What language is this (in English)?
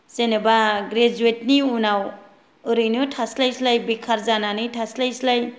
Bodo